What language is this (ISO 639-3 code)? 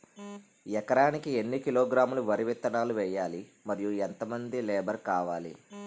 tel